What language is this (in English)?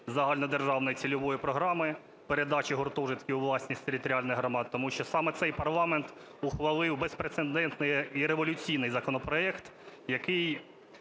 Ukrainian